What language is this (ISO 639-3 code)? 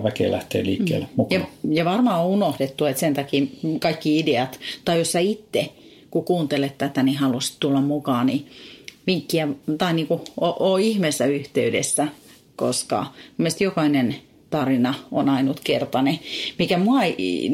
fin